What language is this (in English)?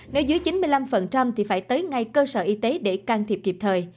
Vietnamese